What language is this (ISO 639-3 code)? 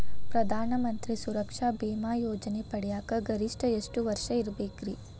kan